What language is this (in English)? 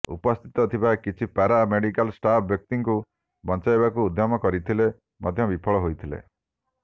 Odia